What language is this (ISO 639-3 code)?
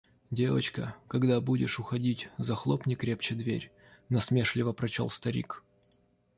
rus